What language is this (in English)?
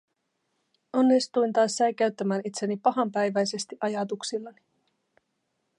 Finnish